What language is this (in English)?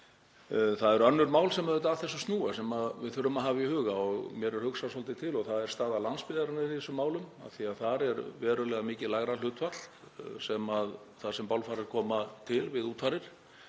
Icelandic